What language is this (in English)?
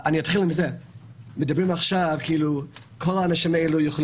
Hebrew